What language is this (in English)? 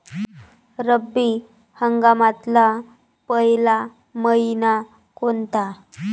Marathi